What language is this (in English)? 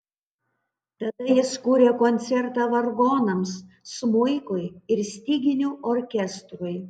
Lithuanian